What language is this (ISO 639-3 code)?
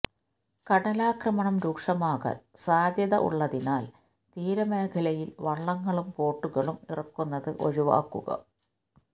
mal